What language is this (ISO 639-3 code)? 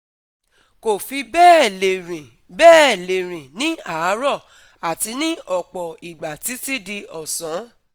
yor